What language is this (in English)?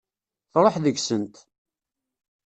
Kabyle